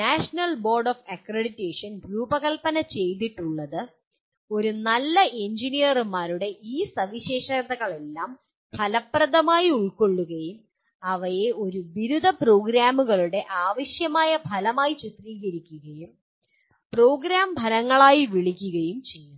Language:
Malayalam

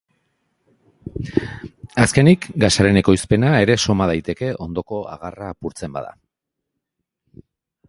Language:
Basque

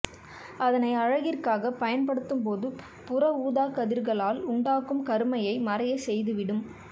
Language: Tamil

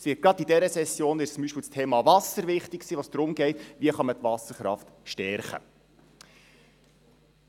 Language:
Swiss German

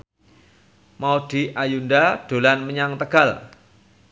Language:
Javanese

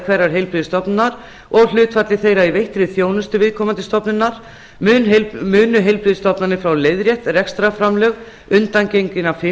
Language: Icelandic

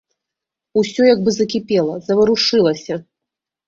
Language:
Belarusian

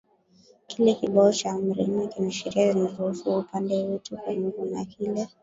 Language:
Swahili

